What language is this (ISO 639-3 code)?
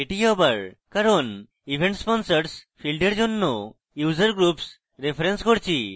ben